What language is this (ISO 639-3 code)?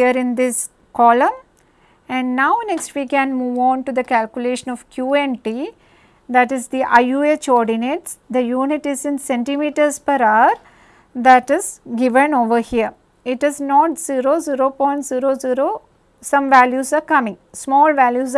eng